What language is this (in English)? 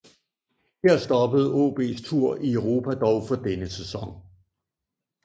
Danish